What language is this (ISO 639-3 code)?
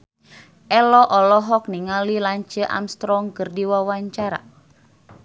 sun